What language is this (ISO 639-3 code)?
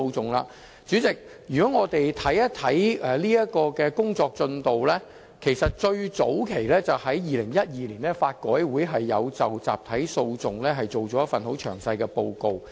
yue